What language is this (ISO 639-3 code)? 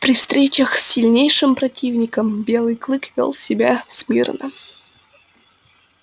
rus